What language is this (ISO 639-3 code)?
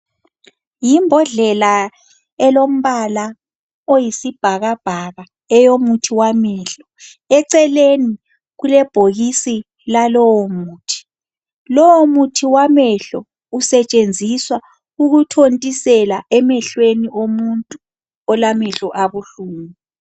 nde